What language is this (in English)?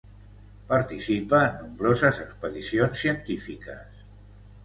Catalan